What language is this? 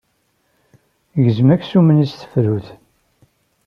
Kabyle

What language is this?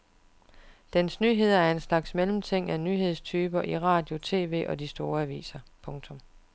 Danish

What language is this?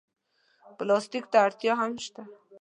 Pashto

